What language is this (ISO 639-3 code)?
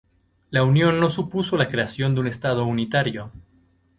spa